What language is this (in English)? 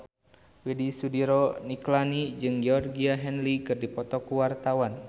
Sundanese